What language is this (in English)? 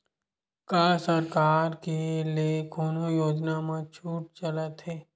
Chhattisgarhi